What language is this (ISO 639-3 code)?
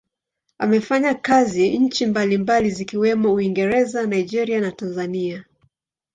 swa